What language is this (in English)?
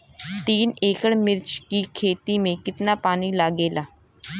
Bhojpuri